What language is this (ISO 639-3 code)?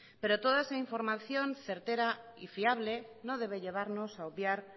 spa